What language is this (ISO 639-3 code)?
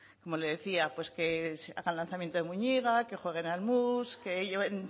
spa